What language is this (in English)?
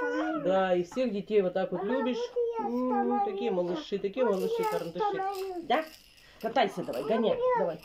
Russian